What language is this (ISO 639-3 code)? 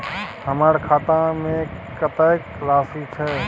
mai